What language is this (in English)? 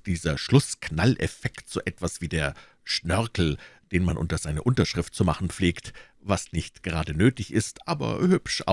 German